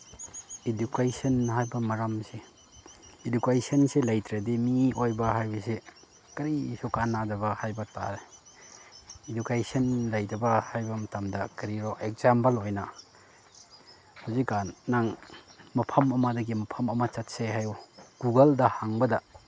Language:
Manipuri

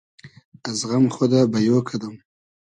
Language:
Hazaragi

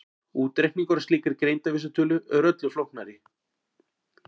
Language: Icelandic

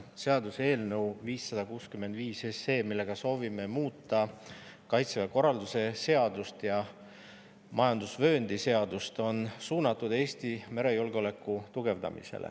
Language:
Estonian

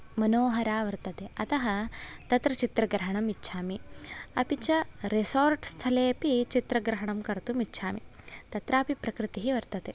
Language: Sanskrit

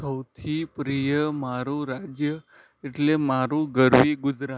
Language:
Gujarati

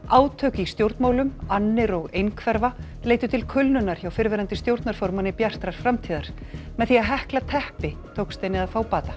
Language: Icelandic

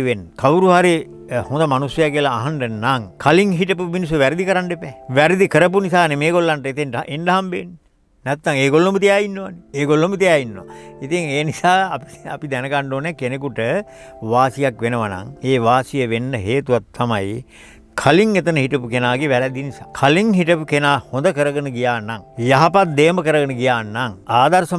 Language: Romanian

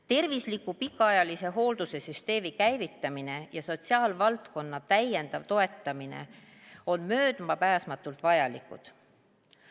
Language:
Estonian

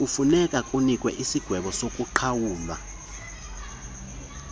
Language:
Xhosa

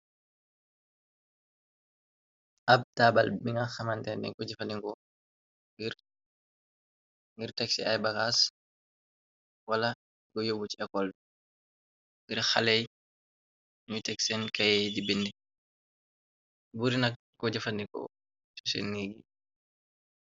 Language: Wolof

